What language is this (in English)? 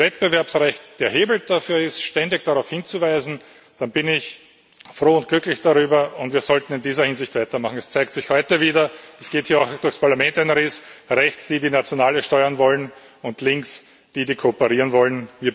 German